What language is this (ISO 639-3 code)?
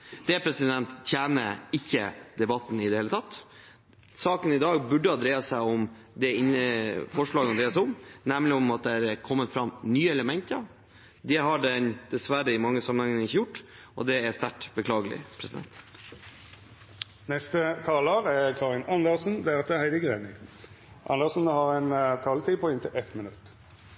nor